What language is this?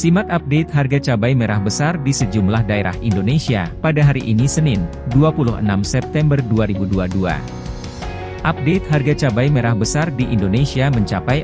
Indonesian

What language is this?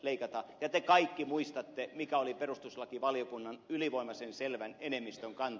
Finnish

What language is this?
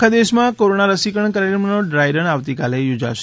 Gujarati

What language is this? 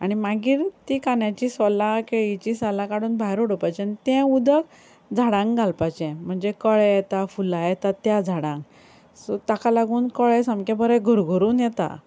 Konkani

